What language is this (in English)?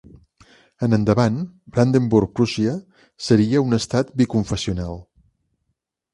Catalan